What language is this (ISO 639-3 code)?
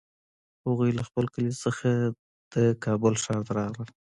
pus